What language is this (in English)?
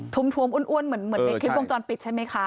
Thai